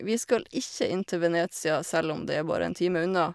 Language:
Norwegian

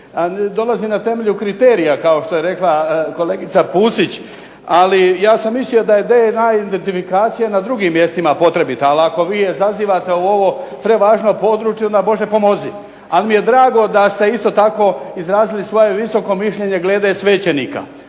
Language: Croatian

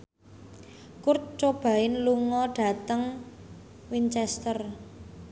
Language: Javanese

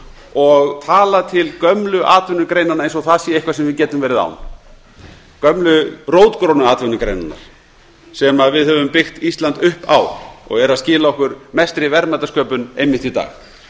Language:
Icelandic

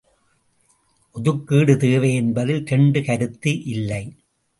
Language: Tamil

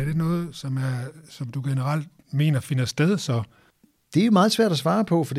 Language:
Danish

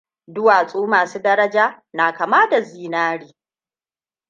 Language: Hausa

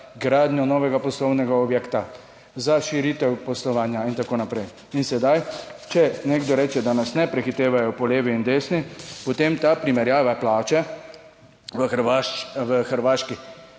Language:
Slovenian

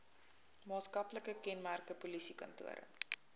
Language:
Afrikaans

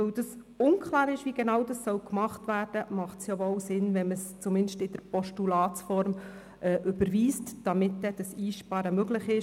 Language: Swiss German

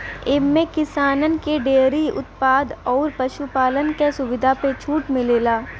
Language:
Bhojpuri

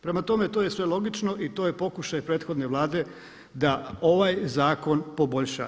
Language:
Croatian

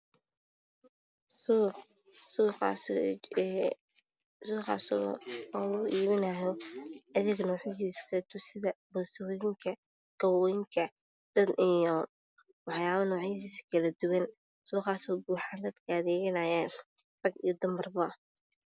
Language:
Somali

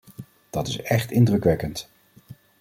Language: Dutch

